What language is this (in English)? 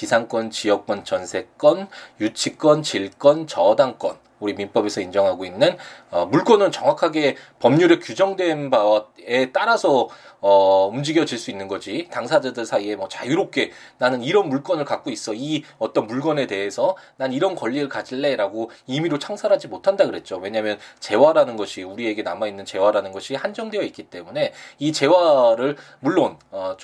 Korean